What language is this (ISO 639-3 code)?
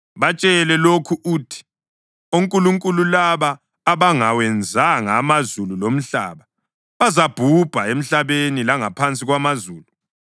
nde